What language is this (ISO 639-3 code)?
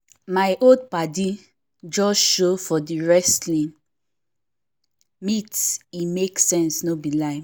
pcm